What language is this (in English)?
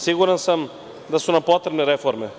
Serbian